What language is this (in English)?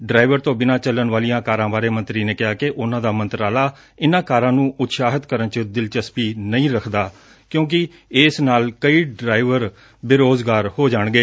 Punjabi